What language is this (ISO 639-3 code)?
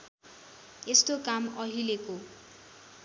nep